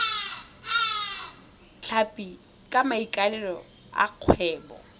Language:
Tswana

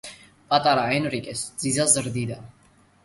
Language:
Georgian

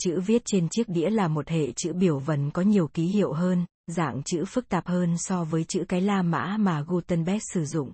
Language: Vietnamese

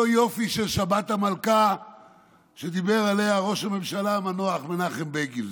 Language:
Hebrew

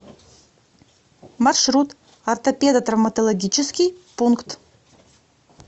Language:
Russian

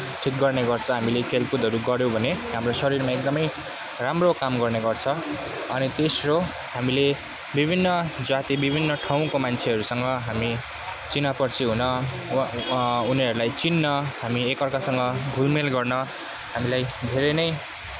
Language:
Nepali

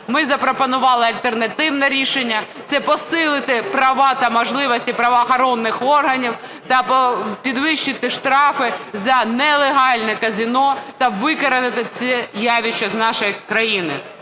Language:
Ukrainian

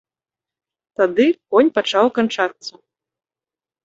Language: Belarusian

